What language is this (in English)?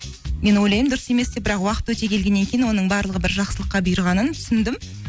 Kazakh